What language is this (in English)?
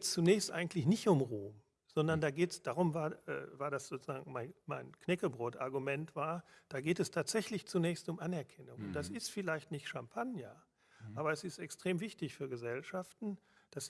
German